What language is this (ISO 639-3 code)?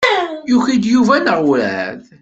kab